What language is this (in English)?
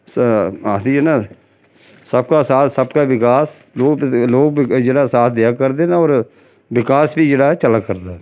Dogri